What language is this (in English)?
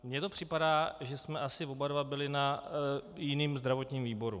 Czech